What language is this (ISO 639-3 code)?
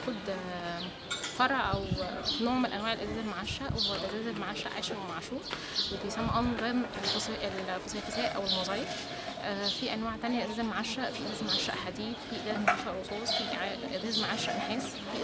ara